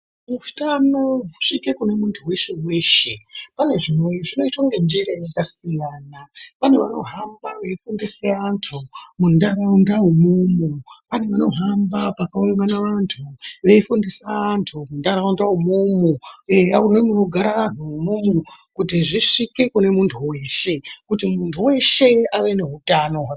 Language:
Ndau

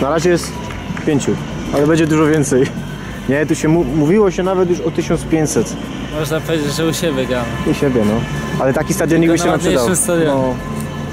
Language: Polish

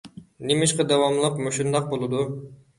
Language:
Uyghur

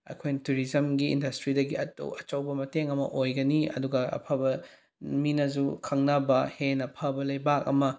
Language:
Manipuri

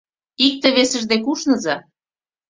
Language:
Mari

